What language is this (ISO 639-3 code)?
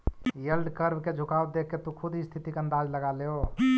mag